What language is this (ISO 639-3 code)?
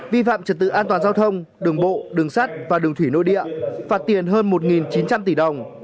vie